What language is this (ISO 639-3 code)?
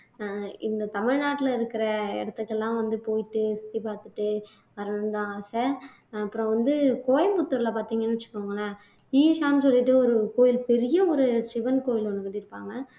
tam